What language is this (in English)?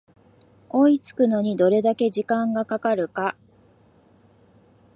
Japanese